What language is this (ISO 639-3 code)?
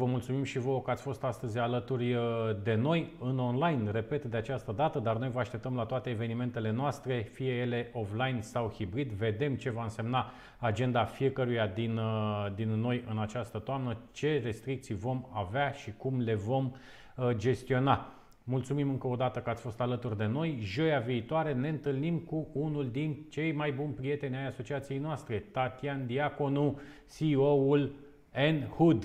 ron